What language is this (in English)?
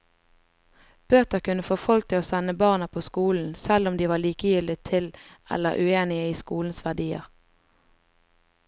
Norwegian